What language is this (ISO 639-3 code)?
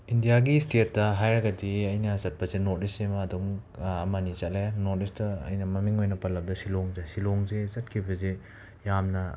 mni